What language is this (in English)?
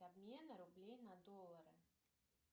Russian